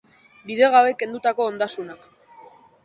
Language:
Basque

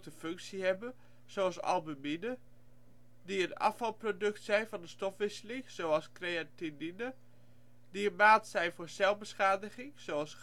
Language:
Dutch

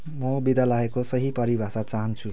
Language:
Nepali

